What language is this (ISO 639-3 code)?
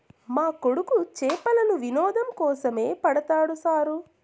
tel